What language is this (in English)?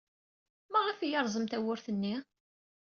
Kabyle